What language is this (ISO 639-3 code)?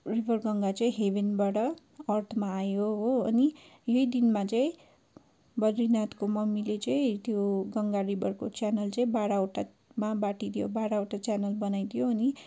nep